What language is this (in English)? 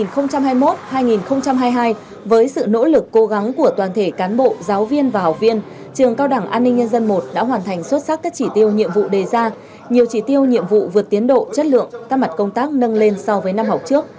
Vietnamese